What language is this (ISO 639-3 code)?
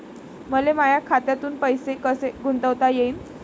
mar